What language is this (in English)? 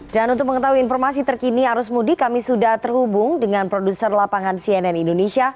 Indonesian